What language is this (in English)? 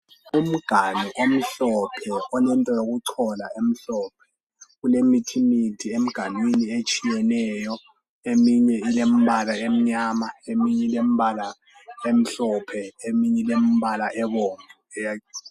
North Ndebele